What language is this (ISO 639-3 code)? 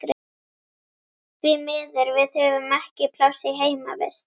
isl